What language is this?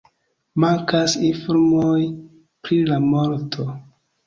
Esperanto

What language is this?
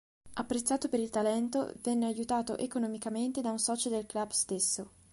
Italian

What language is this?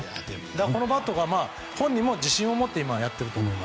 Japanese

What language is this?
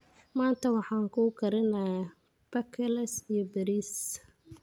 Somali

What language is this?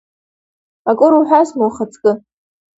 Abkhazian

